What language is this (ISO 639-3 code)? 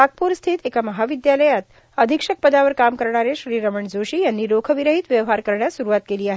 mar